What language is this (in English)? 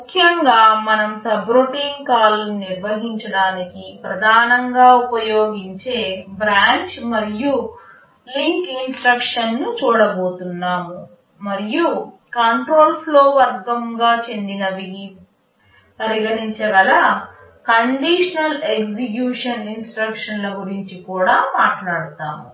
Telugu